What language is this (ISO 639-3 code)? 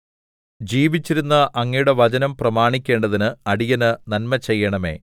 mal